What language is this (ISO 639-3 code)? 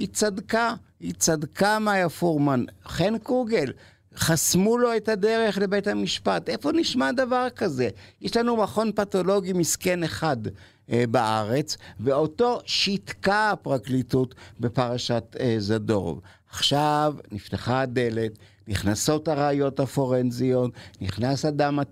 heb